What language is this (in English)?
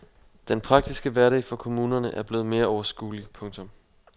Danish